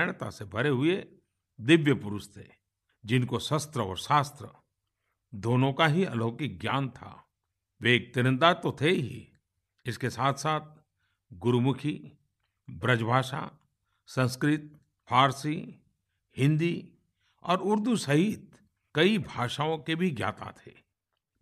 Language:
Hindi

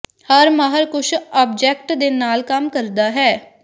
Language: Punjabi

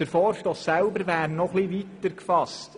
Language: Swiss German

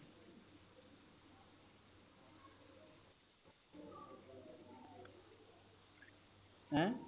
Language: Punjabi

